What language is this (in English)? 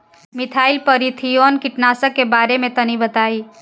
Bhojpuri